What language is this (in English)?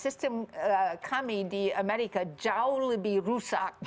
Indonesian